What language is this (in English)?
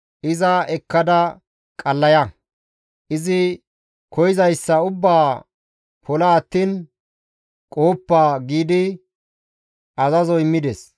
Gamo